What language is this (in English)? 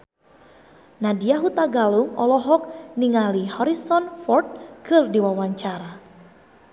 Sundanese